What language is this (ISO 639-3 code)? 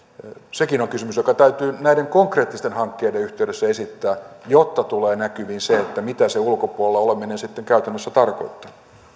fin